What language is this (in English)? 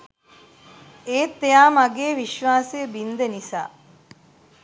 Sinhala